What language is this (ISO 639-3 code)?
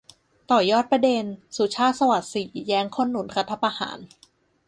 tha